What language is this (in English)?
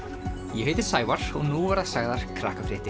Icelandic